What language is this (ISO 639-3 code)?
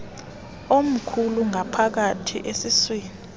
xho